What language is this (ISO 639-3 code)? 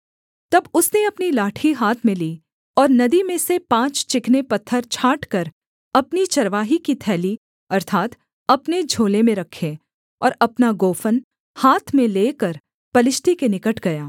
hin